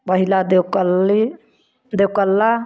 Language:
Hindi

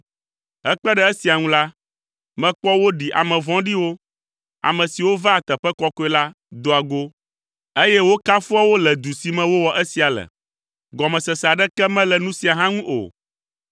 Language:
Ewe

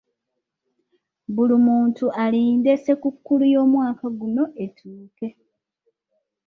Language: Ganda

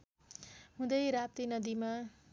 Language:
Nepali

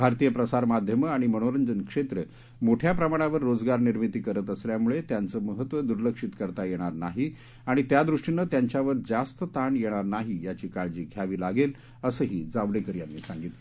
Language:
Marathi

